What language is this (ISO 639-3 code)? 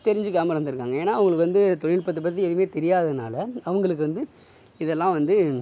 tam